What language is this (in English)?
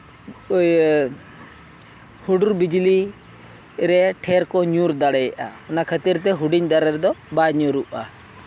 Santali